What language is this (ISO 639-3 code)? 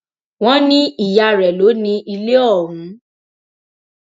yor